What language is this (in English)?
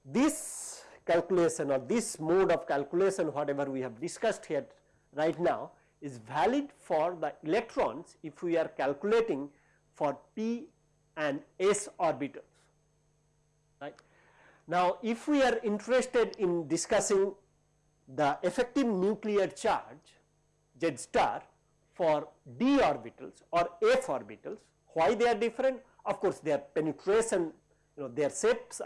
English